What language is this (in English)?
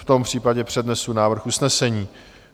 Czech